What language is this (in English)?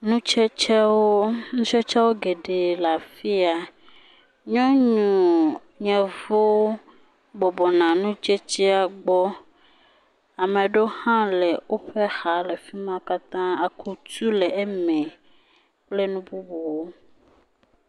Ewe